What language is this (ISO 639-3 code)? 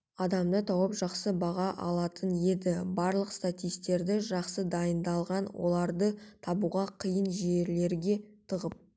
kaz